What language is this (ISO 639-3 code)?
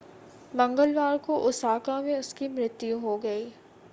hin